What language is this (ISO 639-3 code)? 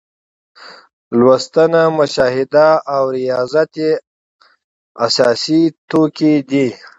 pus